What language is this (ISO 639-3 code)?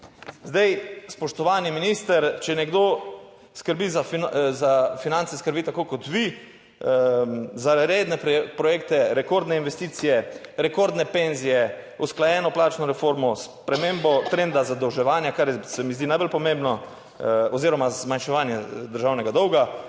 slv